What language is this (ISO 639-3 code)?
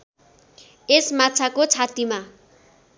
nep